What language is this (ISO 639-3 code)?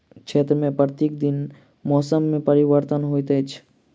mai